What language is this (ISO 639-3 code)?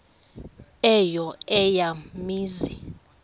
xho